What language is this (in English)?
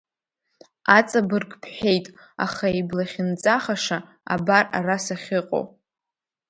Abkhazian